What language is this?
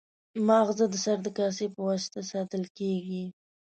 Pashto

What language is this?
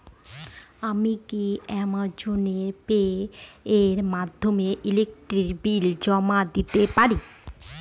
Bangla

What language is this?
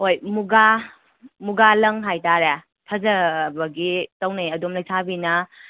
Manipuri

